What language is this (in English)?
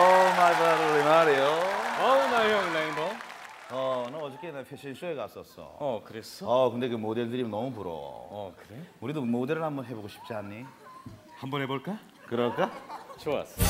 Korean